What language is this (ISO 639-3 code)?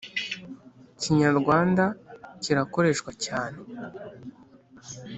kin